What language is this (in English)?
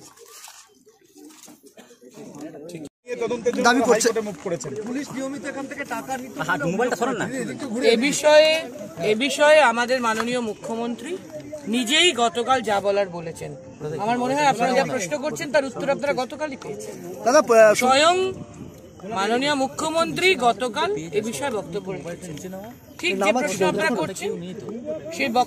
Arabic